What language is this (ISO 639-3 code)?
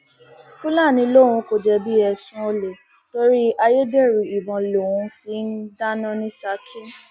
yor